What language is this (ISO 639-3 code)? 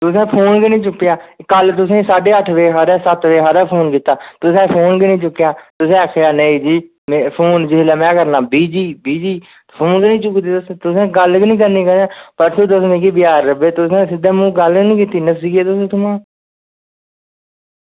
doi